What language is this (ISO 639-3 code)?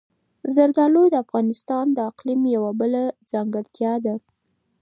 pus